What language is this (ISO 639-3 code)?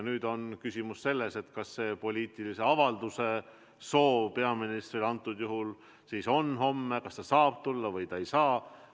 est